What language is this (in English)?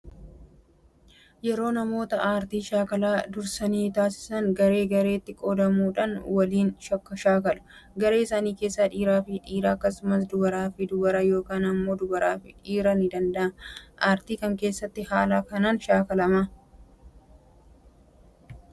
Oromo